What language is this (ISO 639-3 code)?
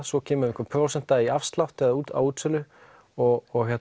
isl